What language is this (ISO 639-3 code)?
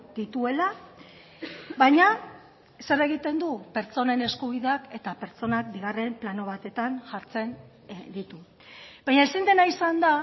eus